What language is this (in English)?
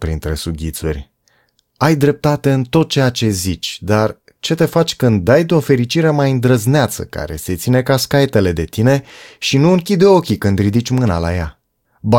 Romanian